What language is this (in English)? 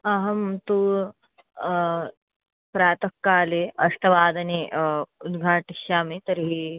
Sanskrit